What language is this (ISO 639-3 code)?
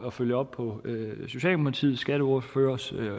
dan